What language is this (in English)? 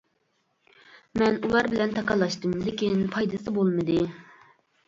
Uyghur